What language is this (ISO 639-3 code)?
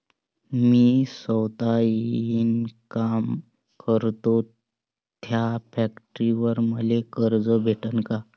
mar